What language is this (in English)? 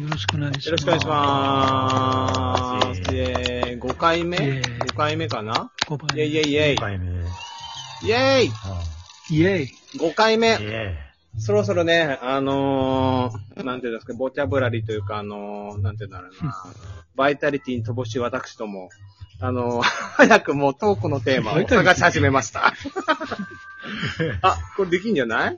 Japanese